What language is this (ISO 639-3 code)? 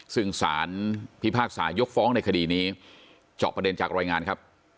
tha